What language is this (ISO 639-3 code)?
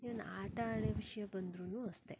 kan